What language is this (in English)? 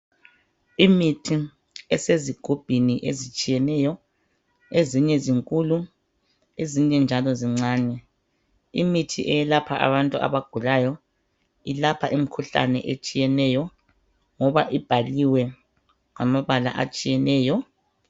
North Ndebele